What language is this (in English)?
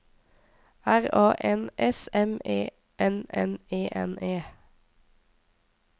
Norwegian